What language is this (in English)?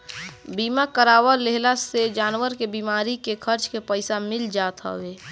Bhojpuri